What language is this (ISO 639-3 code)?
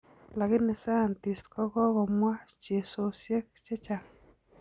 kln